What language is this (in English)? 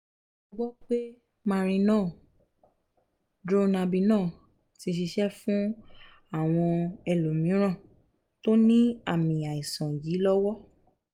Yoruba